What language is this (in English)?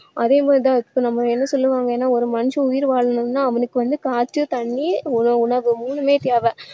Tamil